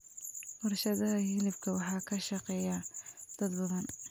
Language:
Somali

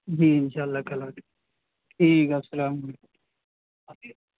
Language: Urdu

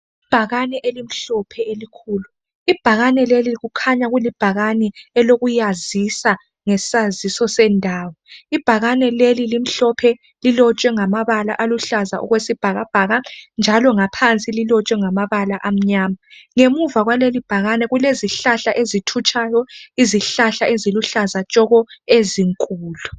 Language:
North Ndebele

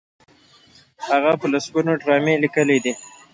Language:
Pashto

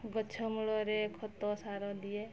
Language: Odia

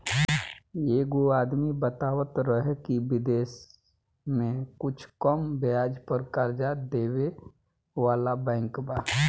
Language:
Bhojpuri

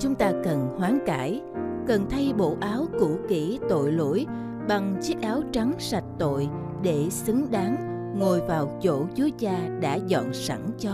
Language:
Vietnamese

